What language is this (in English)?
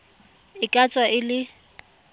Tswana